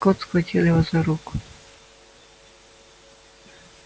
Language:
Russian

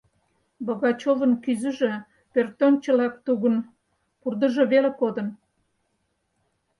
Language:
Mari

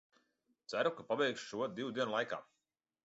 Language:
Latvian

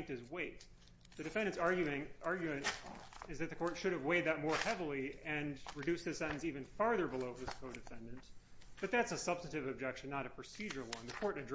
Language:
English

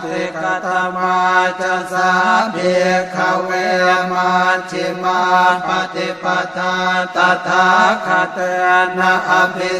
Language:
Thai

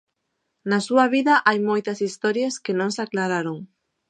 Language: Galician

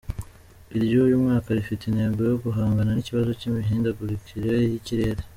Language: Kinyarwanda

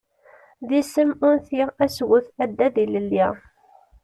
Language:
Kabyle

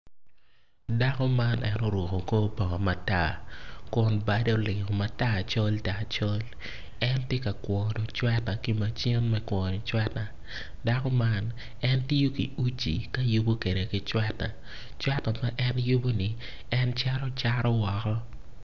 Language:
Acoli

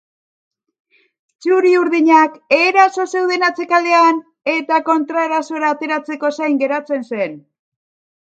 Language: Basque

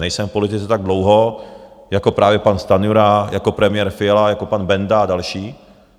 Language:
Czech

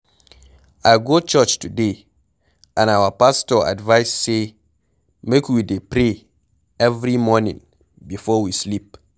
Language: Nigerian Pidgin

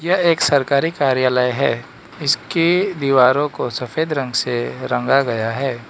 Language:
Hindi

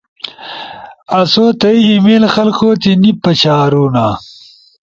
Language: Ushojo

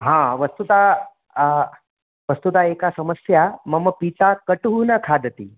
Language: Sanskrit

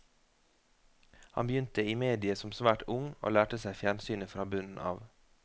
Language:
Norwegian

